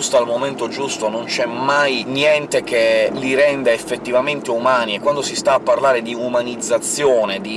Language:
Italian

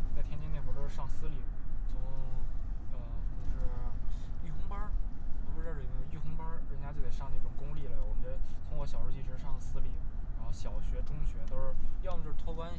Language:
Chinese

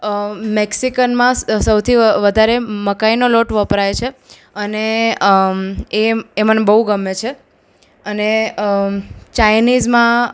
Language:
Gujarati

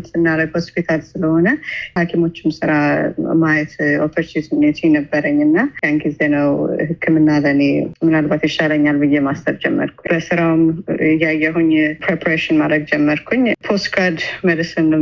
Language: Amharic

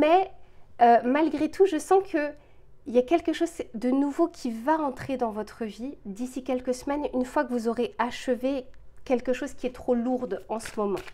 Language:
French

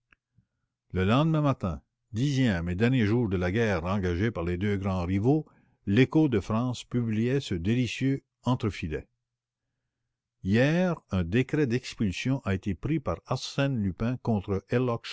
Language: French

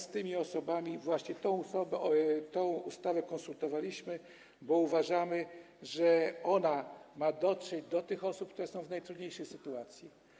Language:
Polish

